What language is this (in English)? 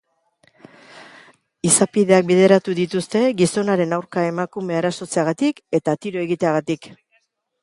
Basque